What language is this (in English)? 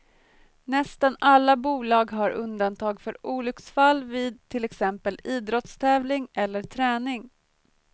Swedish